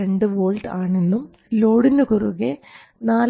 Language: Malayalam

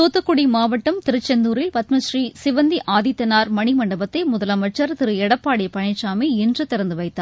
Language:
Tamil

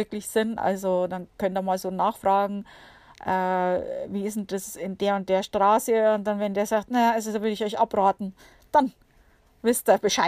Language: German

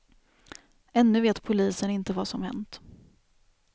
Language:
Swedish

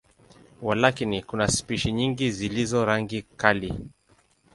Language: Swahili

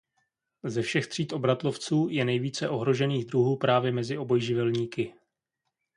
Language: Czech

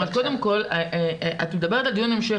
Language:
Hebrew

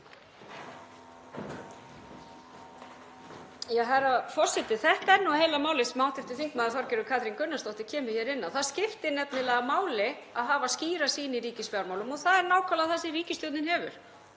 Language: Icelandic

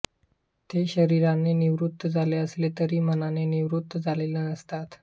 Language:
Marathi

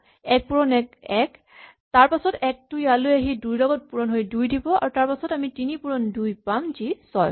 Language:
Assamese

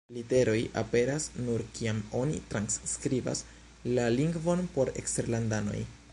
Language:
Esperanto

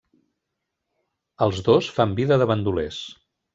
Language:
Catalan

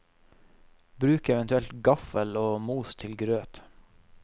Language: Norwegian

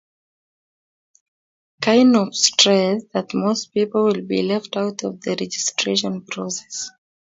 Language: Kalenjin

